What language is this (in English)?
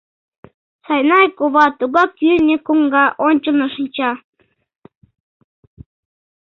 Mari